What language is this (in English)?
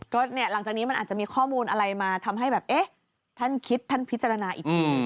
Thai